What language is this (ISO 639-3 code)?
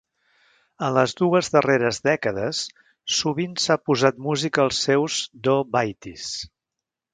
cat